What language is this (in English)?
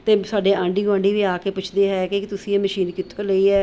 Punjabi